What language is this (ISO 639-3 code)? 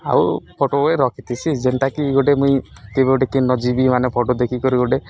ori